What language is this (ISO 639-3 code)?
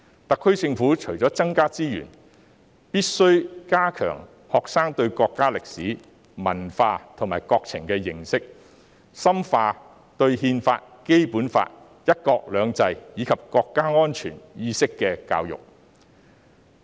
yue